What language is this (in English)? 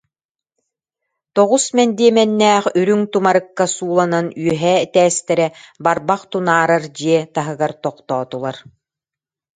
Yakut